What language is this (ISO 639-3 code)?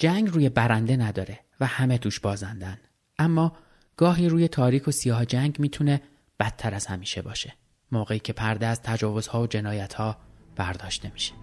fas